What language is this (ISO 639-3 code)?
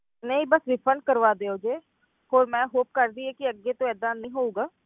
pan